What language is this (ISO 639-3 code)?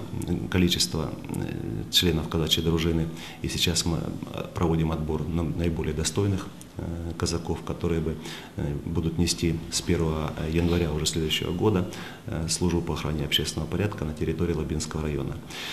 rus